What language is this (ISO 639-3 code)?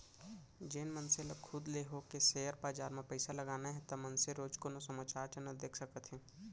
hne